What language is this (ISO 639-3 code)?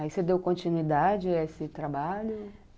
por